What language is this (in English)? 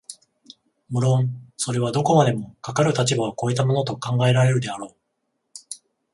Japanese